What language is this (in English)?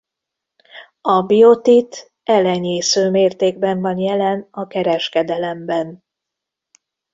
Hungarian